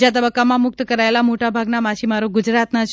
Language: Gujarati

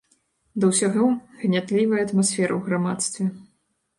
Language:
Belarusian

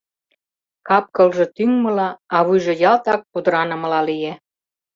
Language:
Mari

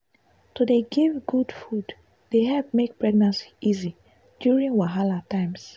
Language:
Nigerian Pidgin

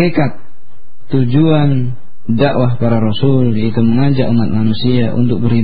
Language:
Indonesian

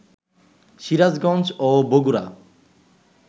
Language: Bangla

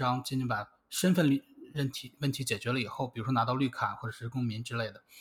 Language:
Chinese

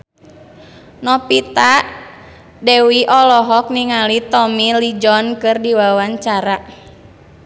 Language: Sundanese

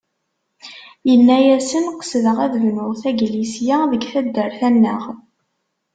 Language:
Kabyle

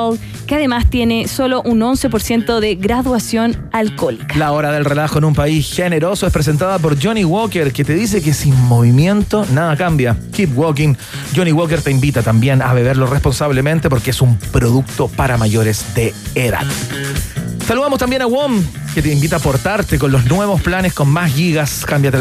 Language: Spanish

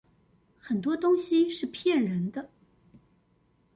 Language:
Chinese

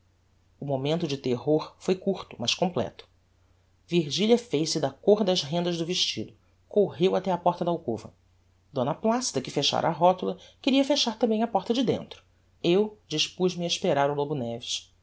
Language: Portuguese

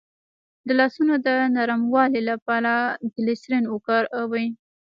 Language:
Pashto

